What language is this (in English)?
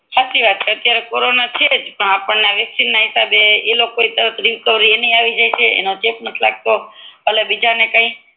Gujarati